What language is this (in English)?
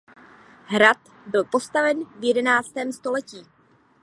Czech